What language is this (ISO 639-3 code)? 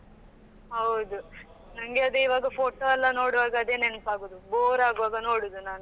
kan